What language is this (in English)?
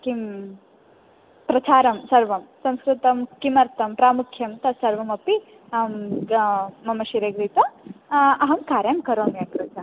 Sanskrit